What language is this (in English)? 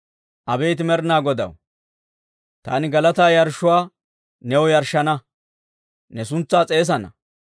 Dawro